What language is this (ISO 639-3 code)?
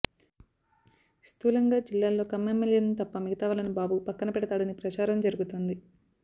tel